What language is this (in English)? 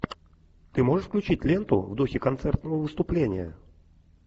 Russian